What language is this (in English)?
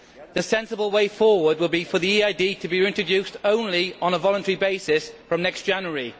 English